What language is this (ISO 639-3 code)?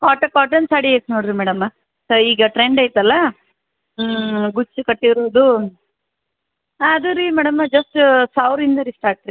kan